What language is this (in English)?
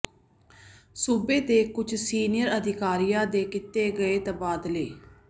Punjabi